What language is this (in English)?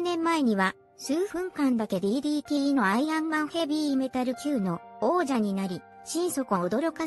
Japanese